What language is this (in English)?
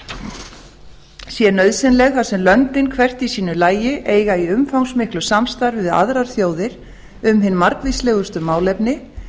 Icelandic